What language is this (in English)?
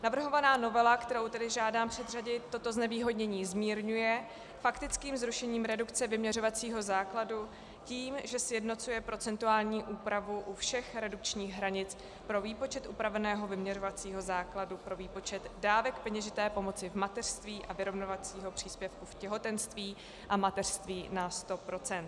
Czech